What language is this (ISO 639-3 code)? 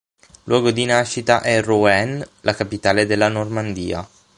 ita